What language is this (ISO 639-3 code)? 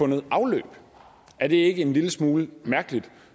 dan